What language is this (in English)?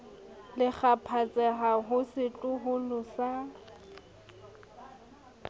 Southern Sotho